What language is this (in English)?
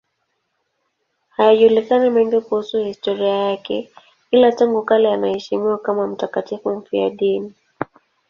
Swahili